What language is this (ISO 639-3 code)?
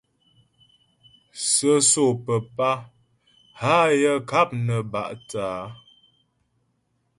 bbj